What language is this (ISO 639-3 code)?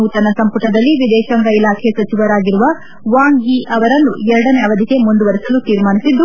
kan